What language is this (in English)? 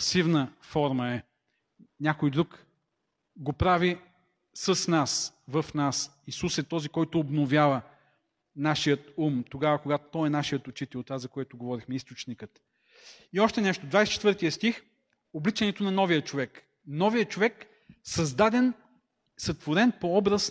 Bulgarian